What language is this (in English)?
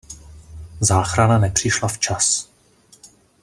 Czech